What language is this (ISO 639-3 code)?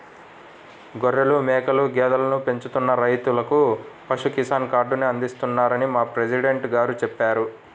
tel